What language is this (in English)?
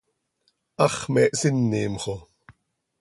Seri